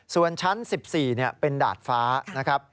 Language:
Thai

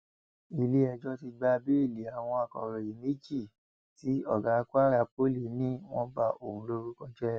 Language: Yoruba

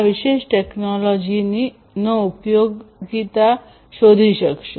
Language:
Gujarati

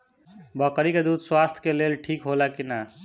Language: Bhojpuri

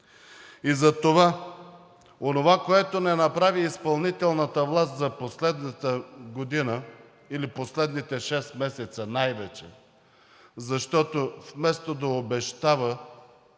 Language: Bulgarian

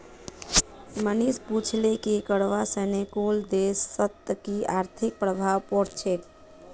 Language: Magahi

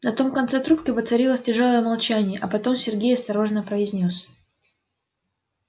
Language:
Russian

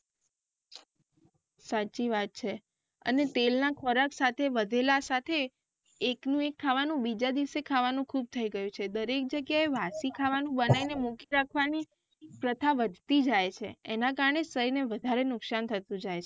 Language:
Gujarati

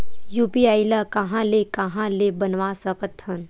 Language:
Chhattisgarhi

